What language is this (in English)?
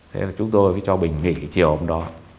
Vietnamese